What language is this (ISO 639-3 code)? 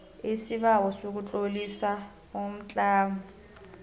nbl